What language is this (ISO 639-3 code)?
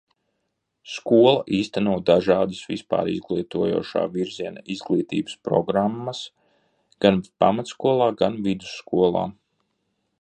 lav